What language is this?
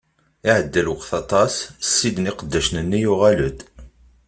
Kabyle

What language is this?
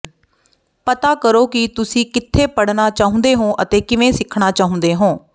Punjabi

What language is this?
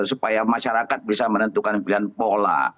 Indonesian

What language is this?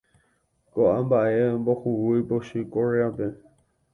Guarani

